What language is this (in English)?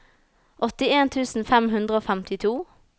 Norwegian